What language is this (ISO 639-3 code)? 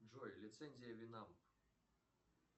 rus